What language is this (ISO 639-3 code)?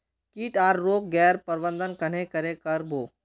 mag